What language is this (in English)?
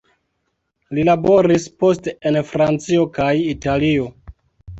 Esperanto